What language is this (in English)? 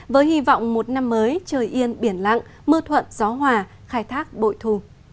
Vietnamese